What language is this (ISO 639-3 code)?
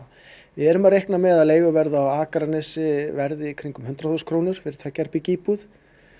isl